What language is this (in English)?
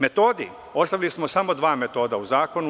Serbian